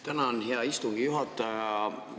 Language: Estonian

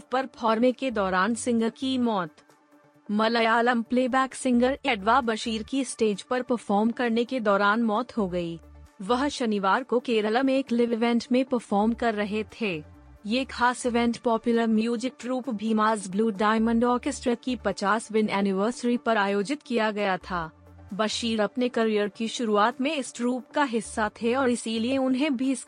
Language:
Hindi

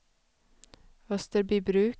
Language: Swedish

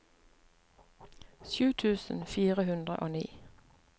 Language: Norwegian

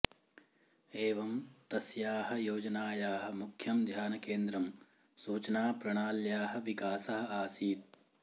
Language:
Sanskrit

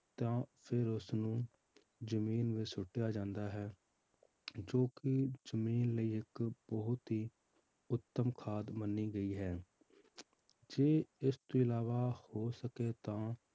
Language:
Punjabi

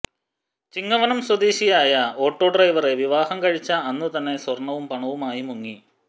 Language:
Malayalam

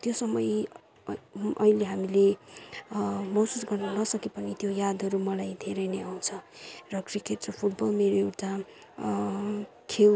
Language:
Nepali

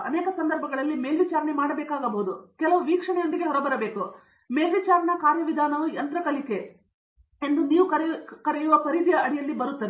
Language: Kannada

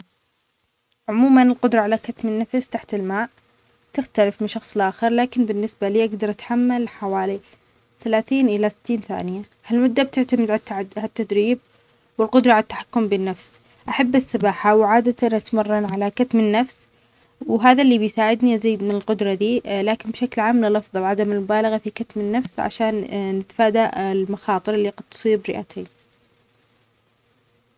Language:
Omani Arabic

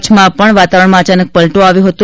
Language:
Gujarati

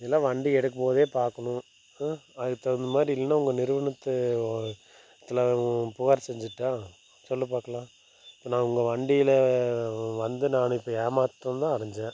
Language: Tamil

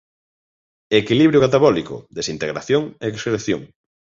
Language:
Galician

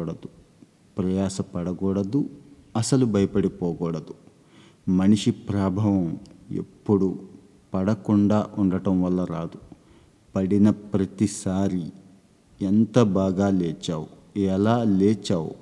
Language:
Telugu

